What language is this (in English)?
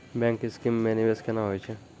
Maithili